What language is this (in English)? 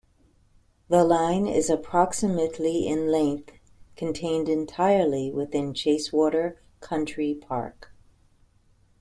English